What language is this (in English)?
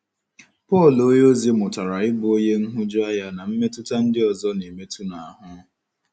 Igbo